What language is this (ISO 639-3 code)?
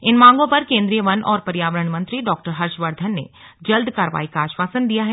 hin